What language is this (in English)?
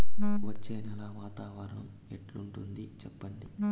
Telugu